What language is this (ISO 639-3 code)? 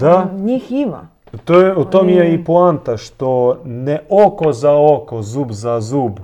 hrv